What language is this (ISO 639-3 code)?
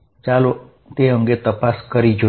guj